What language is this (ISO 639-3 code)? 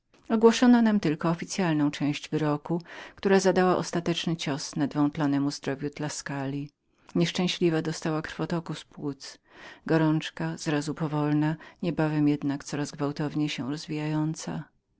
pol